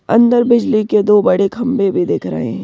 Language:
Hindi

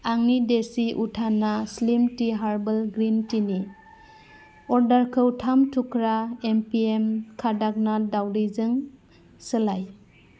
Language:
Bodo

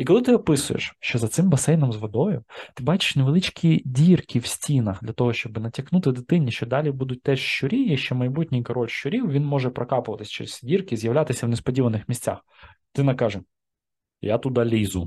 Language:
Ukrainian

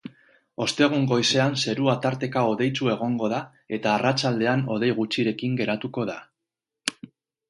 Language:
Basque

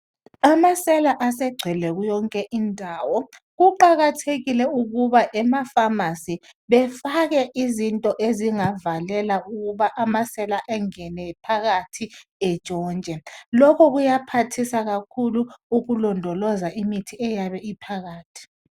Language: North Ndebele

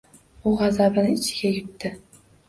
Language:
Uzbek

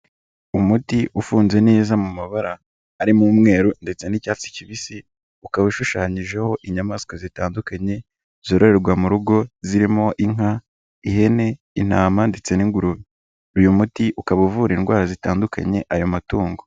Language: Kinyarwanda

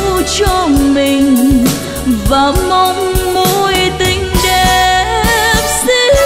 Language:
Vietnamese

